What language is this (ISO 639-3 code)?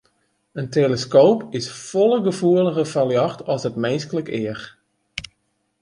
fry